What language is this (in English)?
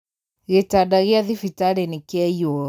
Kikuyu